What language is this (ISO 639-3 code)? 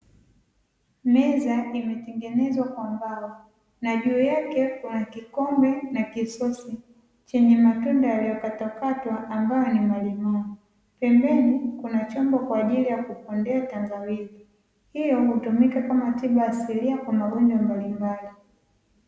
swa